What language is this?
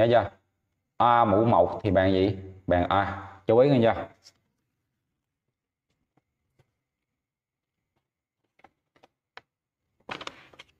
Vietnamese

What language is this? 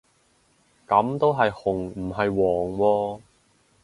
Cantonese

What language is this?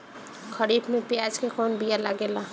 Bhojpuri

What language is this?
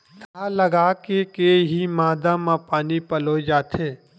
Chhattisgarhi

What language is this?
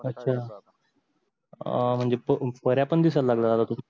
Marathi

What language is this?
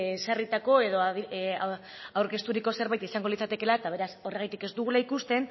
Basque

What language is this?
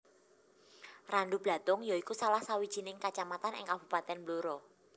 Javanese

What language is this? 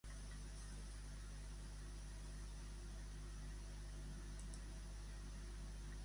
Catalan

